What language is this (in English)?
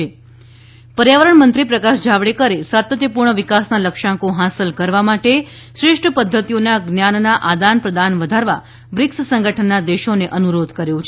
Gujarati